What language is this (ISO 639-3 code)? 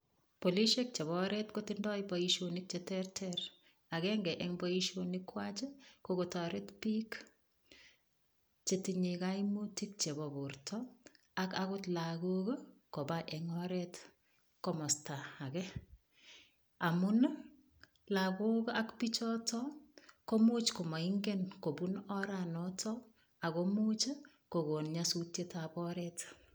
kln